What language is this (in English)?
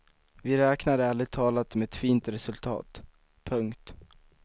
Swedish